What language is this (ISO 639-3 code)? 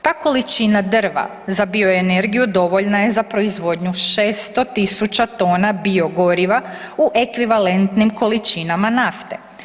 hrv